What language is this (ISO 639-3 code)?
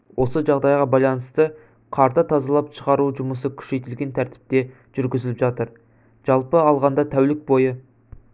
kaz